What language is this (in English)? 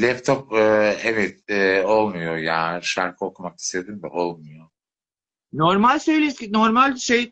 Turkish